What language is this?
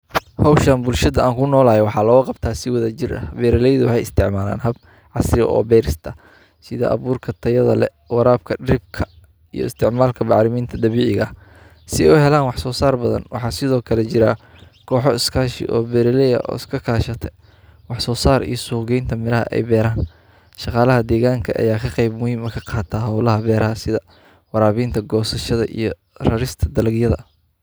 Somali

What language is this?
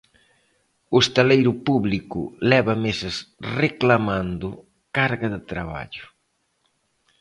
Galician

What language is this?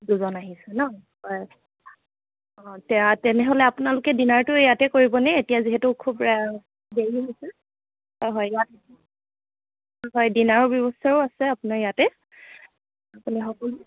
Assamese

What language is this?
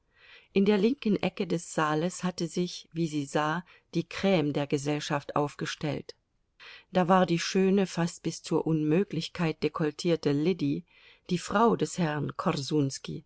German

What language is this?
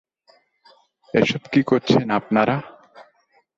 Bangla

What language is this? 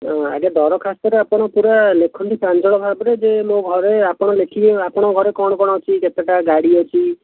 Odia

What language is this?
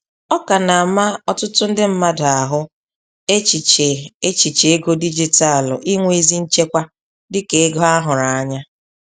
Igbo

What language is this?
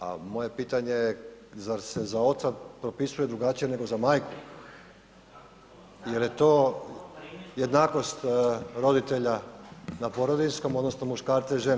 Croatian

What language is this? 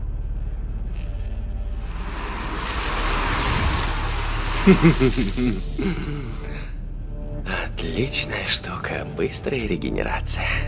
Russian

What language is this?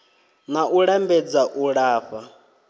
Venda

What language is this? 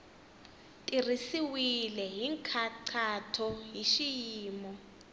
Tsonga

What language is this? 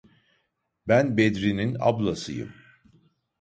Turkish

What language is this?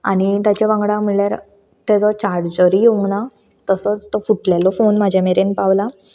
Konkani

